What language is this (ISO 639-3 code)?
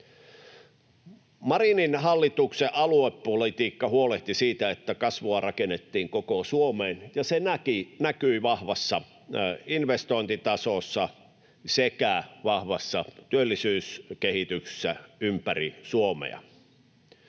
fin